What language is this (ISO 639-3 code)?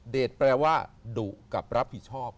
tha